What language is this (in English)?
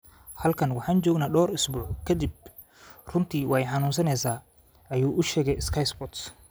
Somali